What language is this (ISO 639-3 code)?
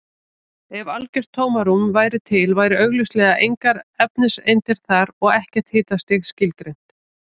isl